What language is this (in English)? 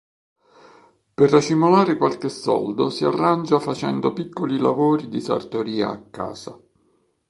Italian